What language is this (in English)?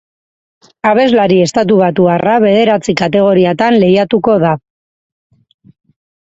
Basque